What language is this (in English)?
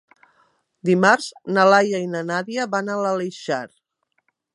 Catalan